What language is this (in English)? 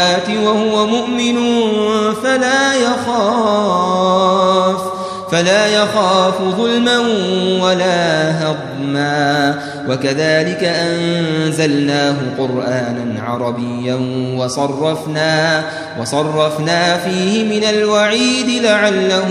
Arabic